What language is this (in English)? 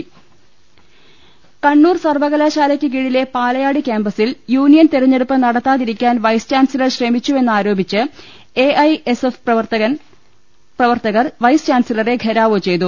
Malayalam